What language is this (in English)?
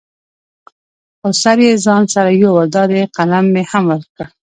Pashto